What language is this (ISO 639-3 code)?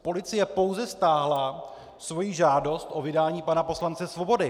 ces